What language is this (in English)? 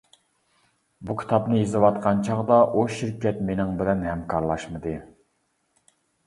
Uyghur